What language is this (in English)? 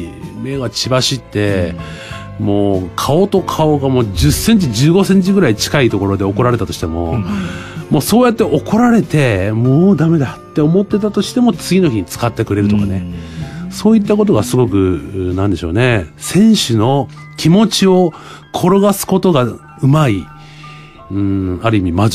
Japanese